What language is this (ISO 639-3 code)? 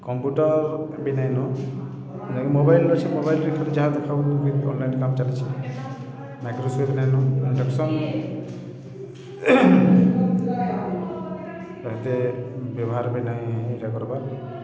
ori